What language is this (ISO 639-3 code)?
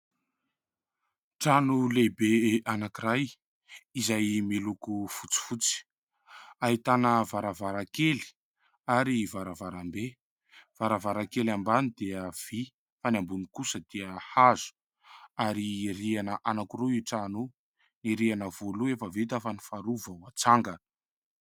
mlg